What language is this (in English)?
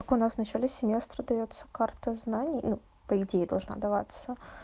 Russian